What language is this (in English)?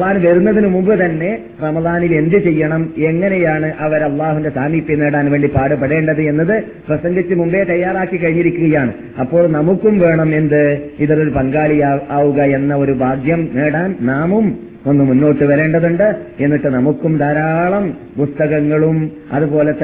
Malayalam